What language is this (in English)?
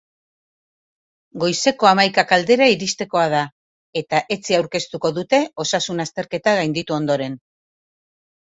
Basque